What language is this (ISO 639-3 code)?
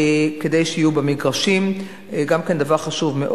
heb